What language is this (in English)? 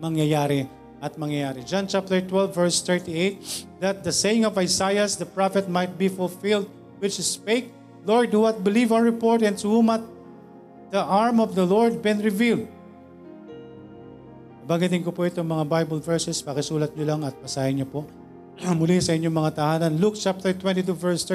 Filipino